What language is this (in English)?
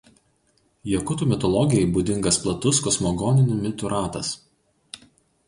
Lithuanian